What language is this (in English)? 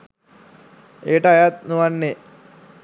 Sinhala